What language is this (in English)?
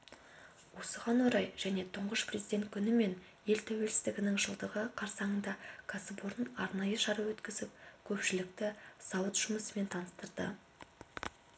Kazakh